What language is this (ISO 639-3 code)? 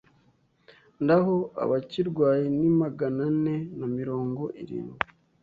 kin